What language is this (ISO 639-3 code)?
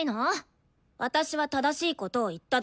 jpn